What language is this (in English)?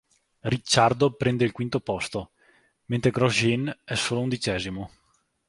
Italian